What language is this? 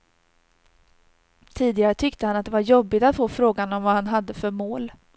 Swedish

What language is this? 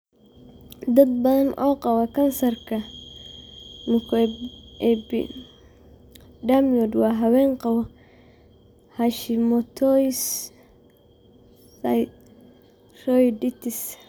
Somali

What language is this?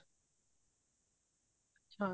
Punjabi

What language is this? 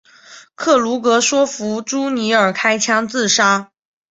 Chinese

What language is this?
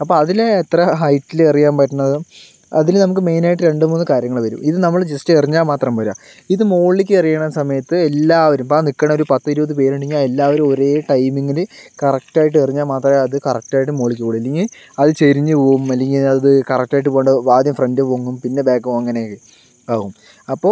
Malayalam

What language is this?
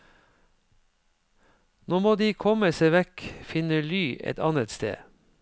Norwegian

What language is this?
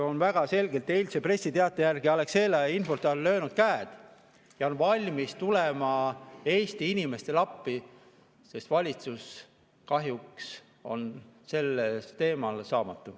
Estonian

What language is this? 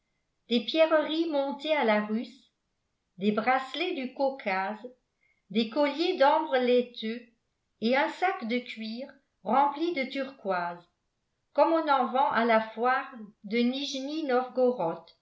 French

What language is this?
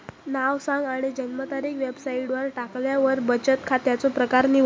Marathi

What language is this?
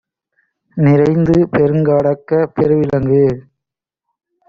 Tamil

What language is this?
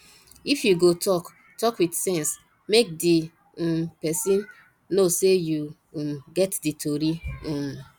Nigerian Pidgin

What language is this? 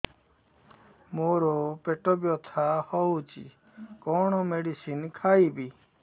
Odia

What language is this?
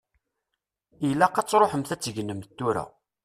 Kabyle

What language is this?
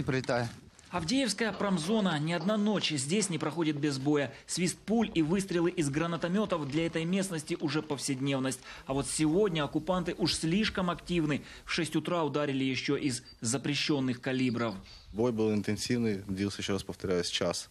Russian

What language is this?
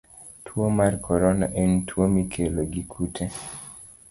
Luo (Kenya and Tanzania)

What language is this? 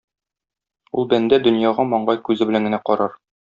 Tatar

